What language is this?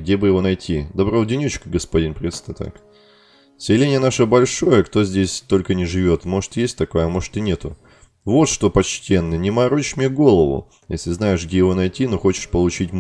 Russian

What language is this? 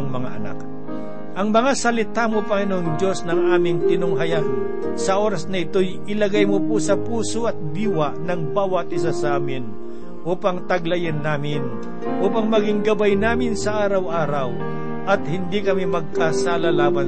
Filipino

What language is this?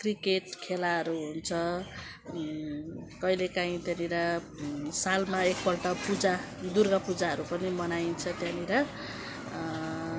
Nepali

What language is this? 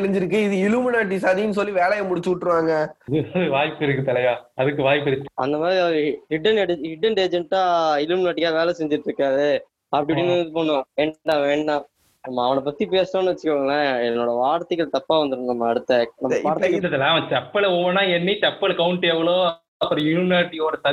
Tamil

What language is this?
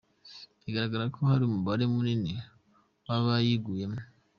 Kinyarwanda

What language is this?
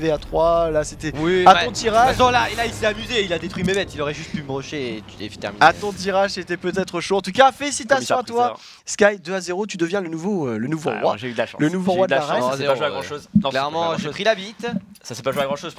French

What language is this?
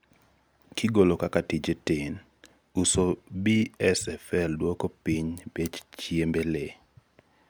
Luo (Kenya and Tanzania)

